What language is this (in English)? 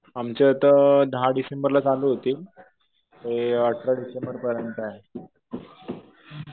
Marathi